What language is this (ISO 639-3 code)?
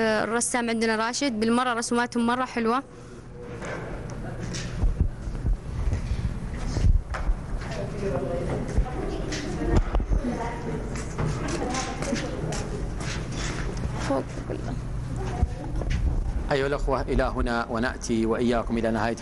ara